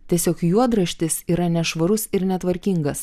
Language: Lithuanian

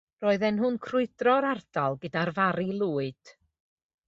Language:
Welsh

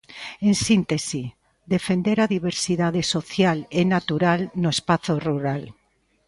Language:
Galician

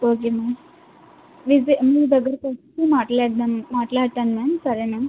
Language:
Telugu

